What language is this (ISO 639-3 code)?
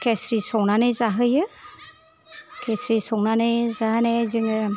brx